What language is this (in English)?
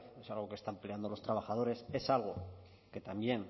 Spanish